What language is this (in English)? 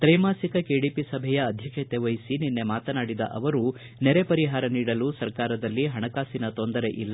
Kannada